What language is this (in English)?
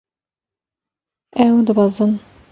Kurdish